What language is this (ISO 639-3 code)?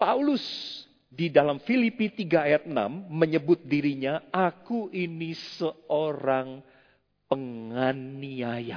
ind